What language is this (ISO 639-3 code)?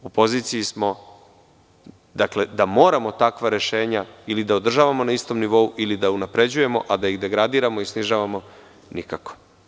srp